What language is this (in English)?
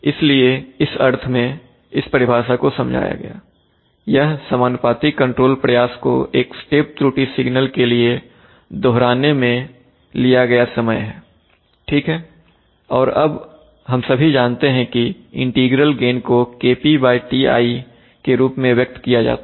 Hindi